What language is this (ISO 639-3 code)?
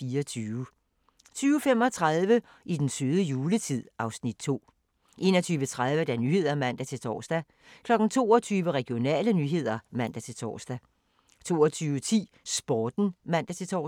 dan